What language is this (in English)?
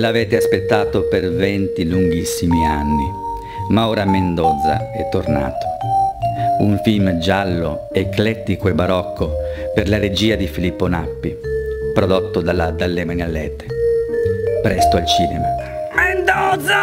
Italian